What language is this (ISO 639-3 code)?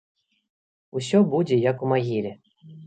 bel